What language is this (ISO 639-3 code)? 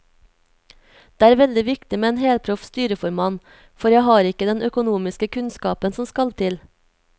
nor